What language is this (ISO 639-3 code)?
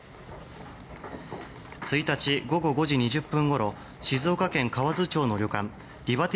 jpn